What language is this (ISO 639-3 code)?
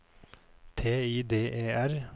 nor